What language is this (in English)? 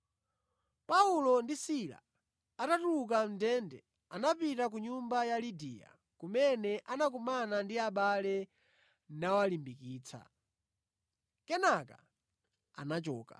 Nyanja